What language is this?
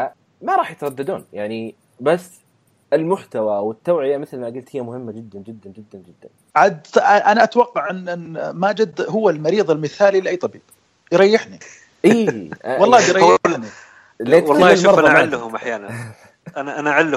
Arabic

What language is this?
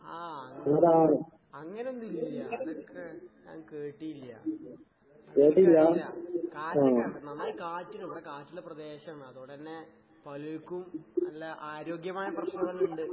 Malayalam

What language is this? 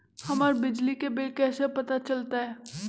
Magahi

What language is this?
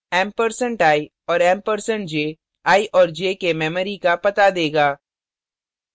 Hindi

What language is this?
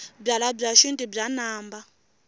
Tsonga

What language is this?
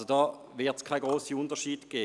Swiss German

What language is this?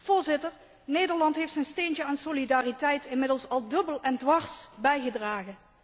Dutch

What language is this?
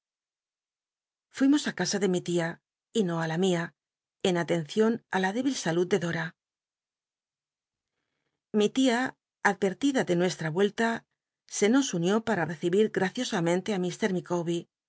Spanish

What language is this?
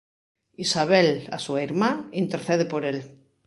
Galician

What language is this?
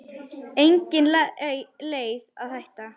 Icelandic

